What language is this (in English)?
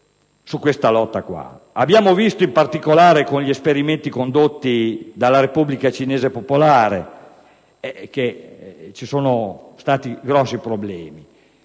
Italian